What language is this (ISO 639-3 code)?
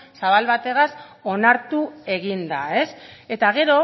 eus